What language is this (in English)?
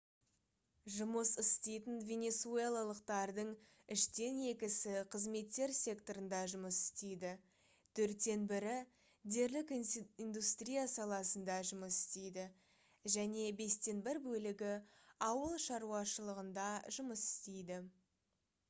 Kazakh